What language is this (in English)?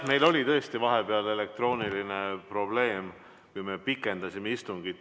Estonian